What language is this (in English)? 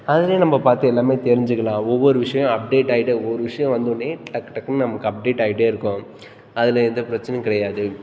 Tamil